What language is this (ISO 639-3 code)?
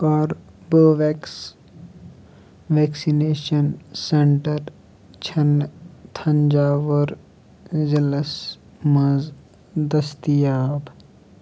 kas